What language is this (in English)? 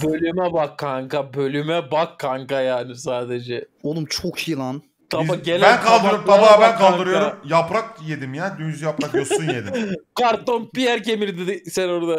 Turkish